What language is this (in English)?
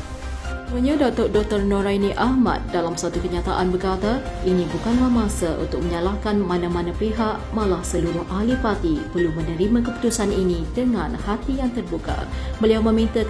Malay